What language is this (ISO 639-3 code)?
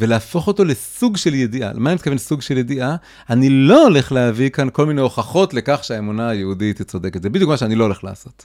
heb